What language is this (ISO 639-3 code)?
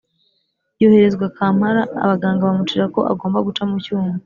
kin